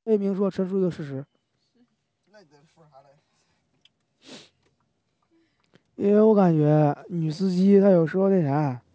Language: Chinese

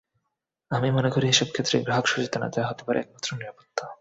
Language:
Bangla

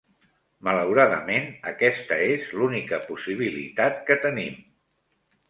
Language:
Catalan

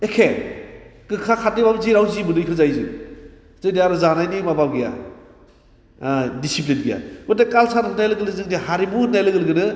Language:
Bodo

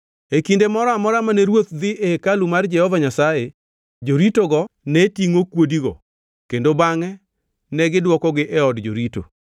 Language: Luo (Kenya and Tanzania)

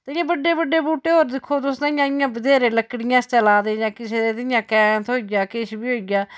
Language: Dogri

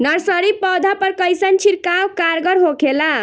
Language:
Bhojpuri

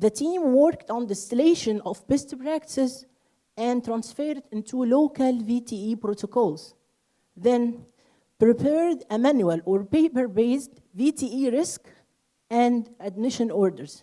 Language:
English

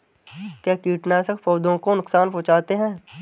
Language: Hindi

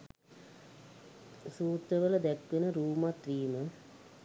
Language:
Sinhala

